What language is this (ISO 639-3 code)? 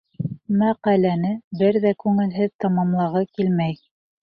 bak